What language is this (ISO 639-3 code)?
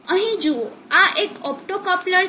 guj